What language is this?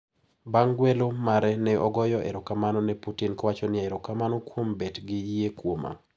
Luo (Kenya and Tanzania)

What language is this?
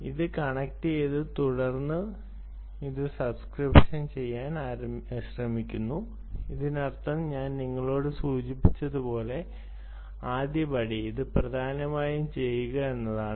Malayalam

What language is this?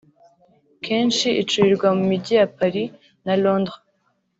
Kinyarwanda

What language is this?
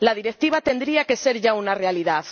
Spanish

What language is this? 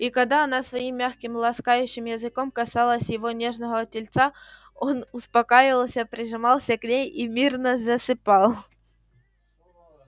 Russian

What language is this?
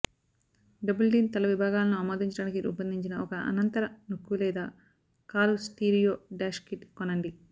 Telugu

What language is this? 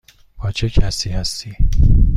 Persian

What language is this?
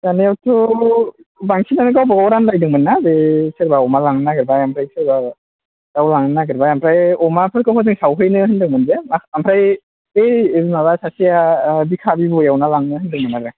Bodo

